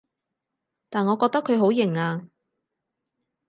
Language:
Cantonese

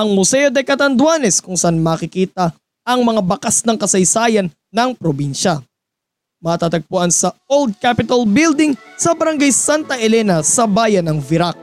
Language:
Filipino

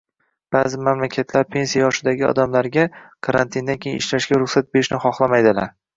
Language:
Uzbek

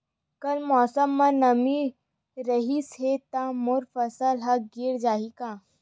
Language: Chhattisgarhi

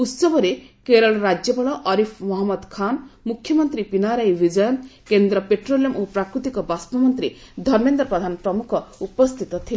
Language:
Odia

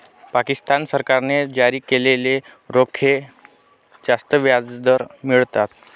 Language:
Marathi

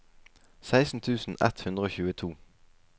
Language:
Norwegian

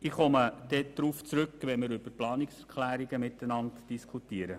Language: Swiss German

